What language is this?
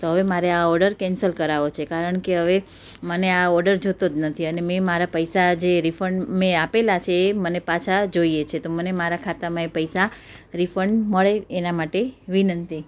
Gujarati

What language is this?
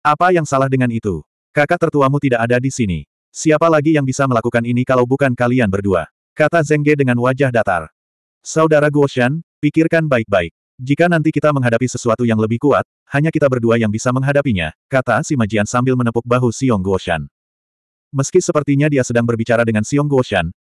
Indonesian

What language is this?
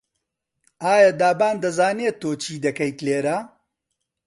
Central Kurdish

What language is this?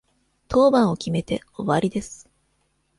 Japanese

